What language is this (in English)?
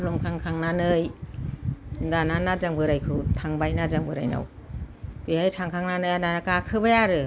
Bodo